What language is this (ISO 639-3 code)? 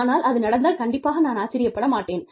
tam